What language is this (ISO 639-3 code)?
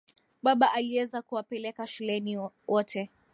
swa